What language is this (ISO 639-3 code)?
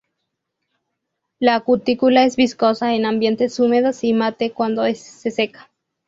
spa